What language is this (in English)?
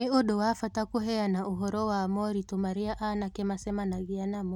Kikuyu